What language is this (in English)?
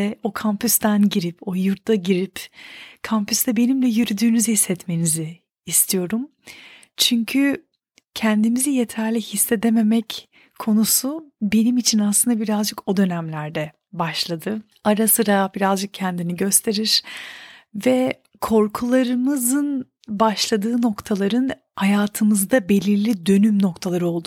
Turkish